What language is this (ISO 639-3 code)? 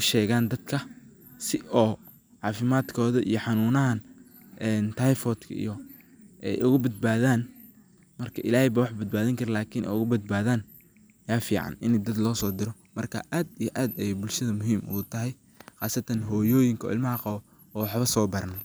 som